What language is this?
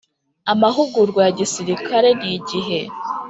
Kinyarwanda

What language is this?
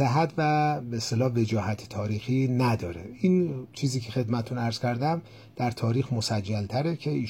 Persian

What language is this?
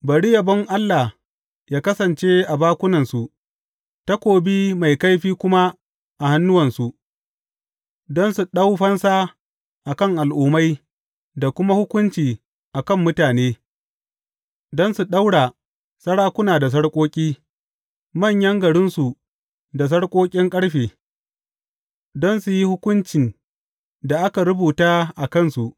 Hausa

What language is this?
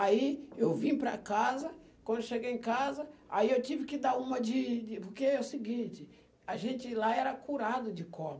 Portuguese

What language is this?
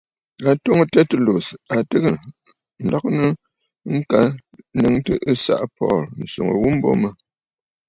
Bafut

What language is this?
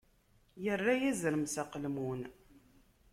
Kabyle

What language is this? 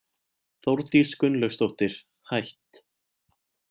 Icelandic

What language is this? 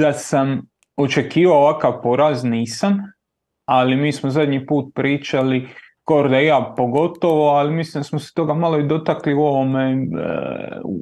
Croatian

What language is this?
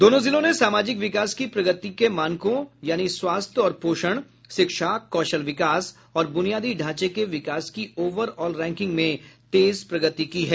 Hindi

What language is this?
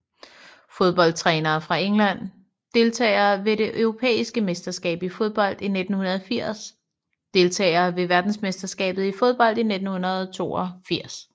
Danish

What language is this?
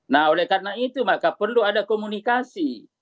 Indonesian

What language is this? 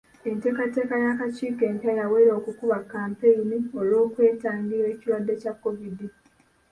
Ganda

